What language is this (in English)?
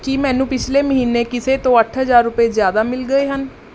Punjabi